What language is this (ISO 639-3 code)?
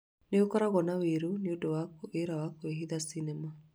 kik